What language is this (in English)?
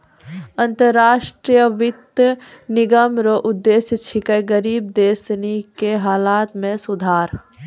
Maithili